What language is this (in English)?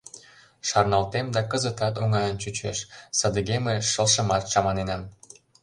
Mari